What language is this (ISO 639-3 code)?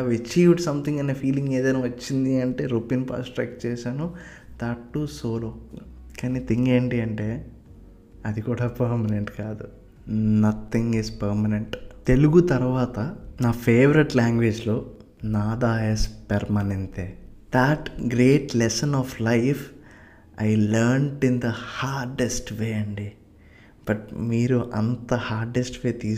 tel